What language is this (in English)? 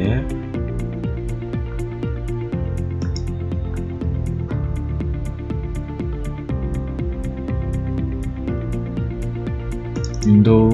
Korean